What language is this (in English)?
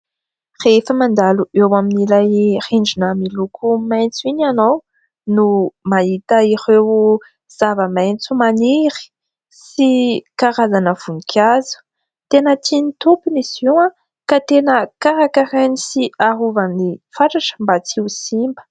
Malagasy